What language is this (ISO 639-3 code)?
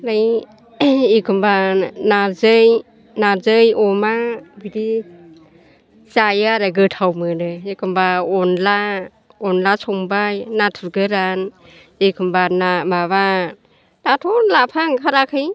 brx